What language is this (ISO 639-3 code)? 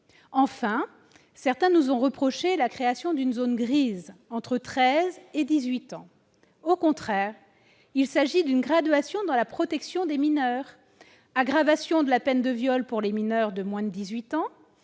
fra